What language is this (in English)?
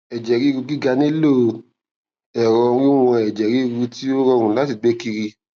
Yoruba